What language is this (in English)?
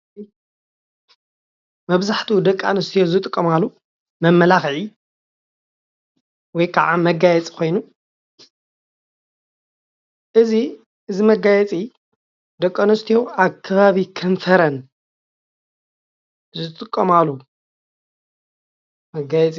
Tigrinya